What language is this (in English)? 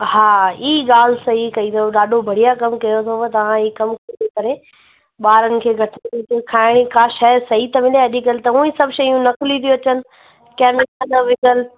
Sindhi